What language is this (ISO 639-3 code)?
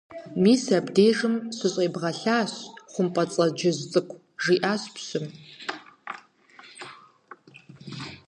kbd